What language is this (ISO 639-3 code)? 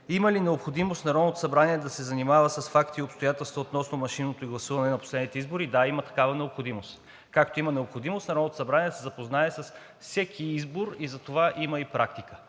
bul